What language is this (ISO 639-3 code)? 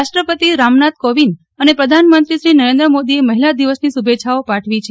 guj